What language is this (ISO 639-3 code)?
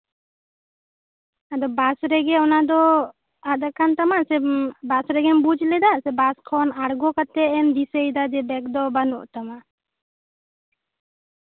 sat